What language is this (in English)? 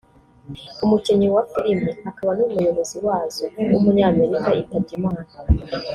Kinyarwanda